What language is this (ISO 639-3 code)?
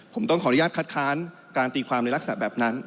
tha